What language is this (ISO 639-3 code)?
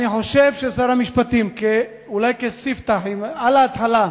heb